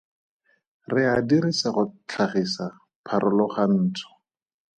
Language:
Tswana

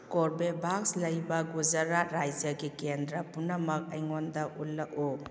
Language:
Manipuri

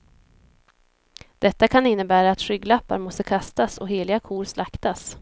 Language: Swedish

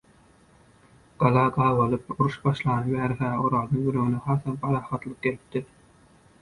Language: Turkmen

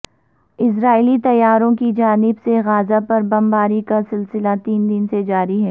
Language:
Urdu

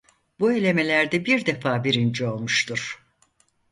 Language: Turkish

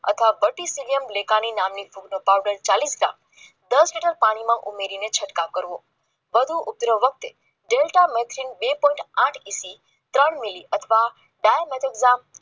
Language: Gujarati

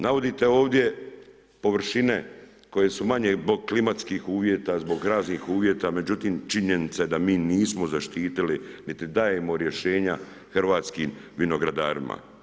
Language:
Croatian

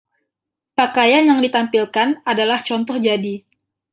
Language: Indonesian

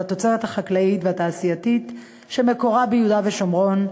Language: Hebrew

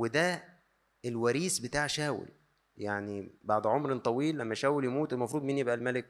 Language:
Arabic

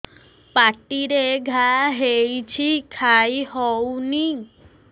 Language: Odia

